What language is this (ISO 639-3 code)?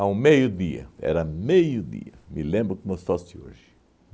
por